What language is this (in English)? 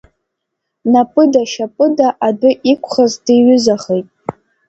Abkhazian